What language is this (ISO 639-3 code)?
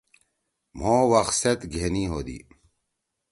trw